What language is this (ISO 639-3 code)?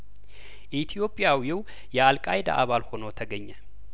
amh